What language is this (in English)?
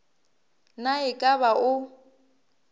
Northern Sotho